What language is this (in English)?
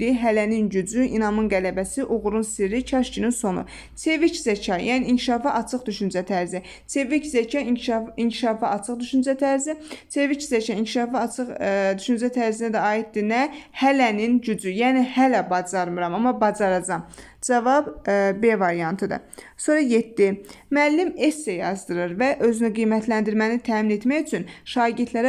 Turkish